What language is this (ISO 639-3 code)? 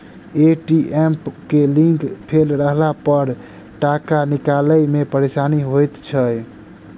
mai